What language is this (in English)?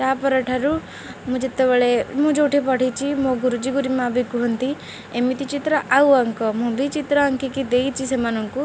Odia